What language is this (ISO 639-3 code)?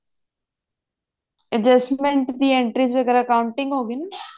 pan